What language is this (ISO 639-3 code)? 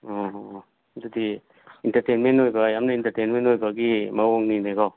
mni